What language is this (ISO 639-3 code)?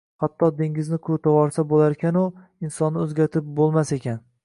uzb